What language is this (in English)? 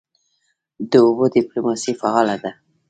Pashto